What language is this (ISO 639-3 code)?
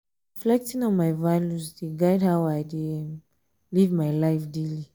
pcm